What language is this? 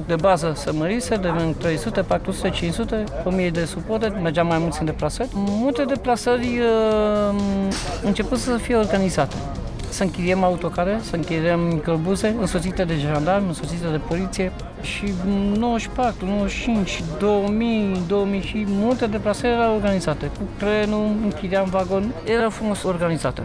Romanian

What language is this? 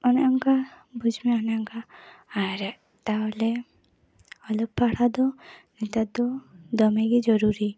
Santali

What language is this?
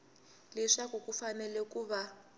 Tsonga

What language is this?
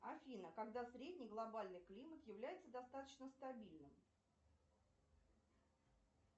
Russian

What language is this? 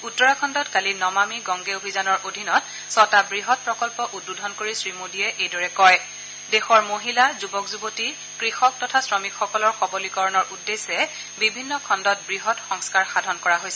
Assamese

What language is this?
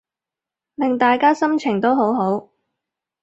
Cantonese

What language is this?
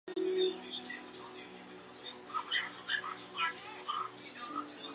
Chinese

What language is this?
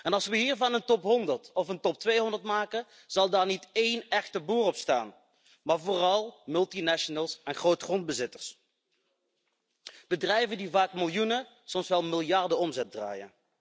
Dutch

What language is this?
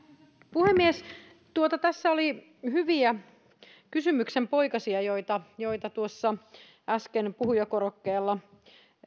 Finnish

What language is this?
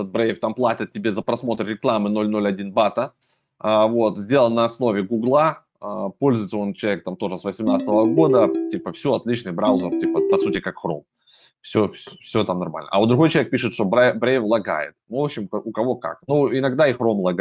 Russian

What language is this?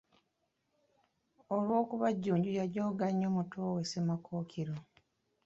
Ganda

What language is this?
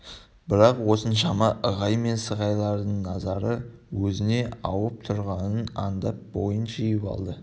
Kazakh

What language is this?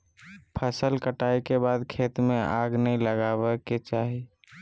Magahi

